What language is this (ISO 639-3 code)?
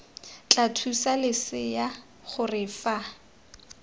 tsn